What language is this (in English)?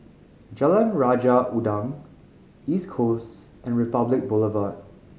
English